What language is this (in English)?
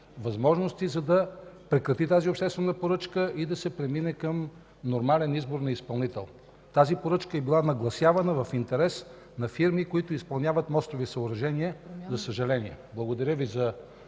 Bulgarian